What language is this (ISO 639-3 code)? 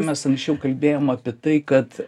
lit